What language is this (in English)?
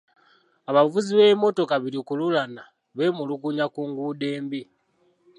Ganda